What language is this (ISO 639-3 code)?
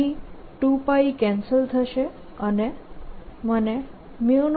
guj